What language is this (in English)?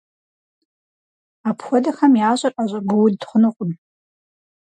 Kabardian